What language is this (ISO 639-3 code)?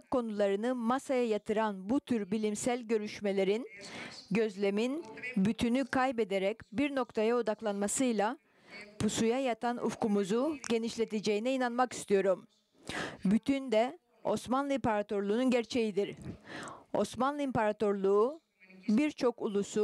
tur